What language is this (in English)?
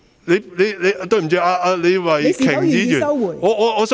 Cantonese